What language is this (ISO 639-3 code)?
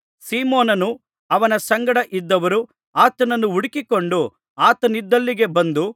kan